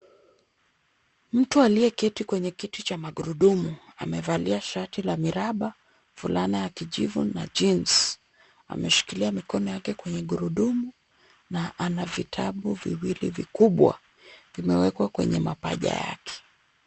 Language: Swahili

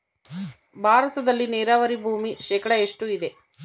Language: Kannada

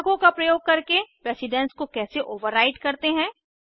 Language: Hindi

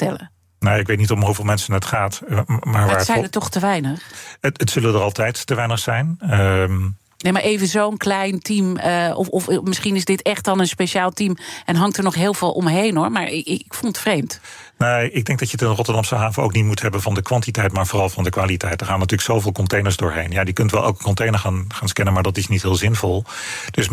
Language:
Dutch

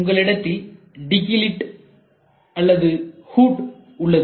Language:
Tamil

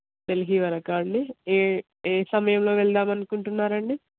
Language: Telugu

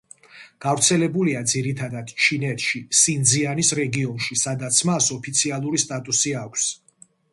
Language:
Georgian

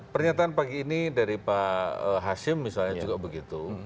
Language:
Indonesian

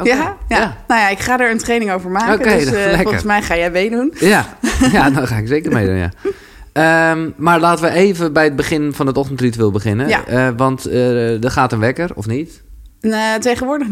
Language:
Dutch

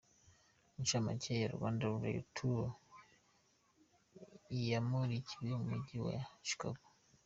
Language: Kinyarwanda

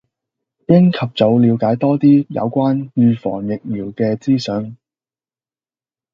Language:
Cantonese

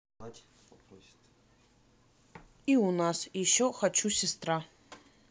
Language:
Russian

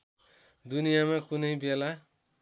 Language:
Nepali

